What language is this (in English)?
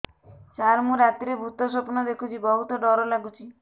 Odia